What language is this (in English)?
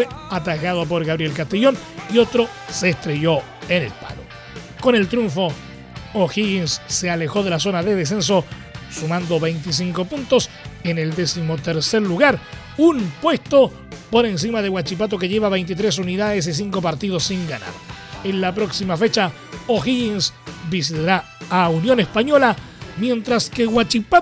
Spanish